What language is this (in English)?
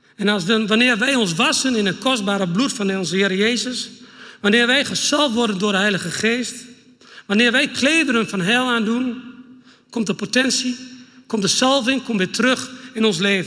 Dutch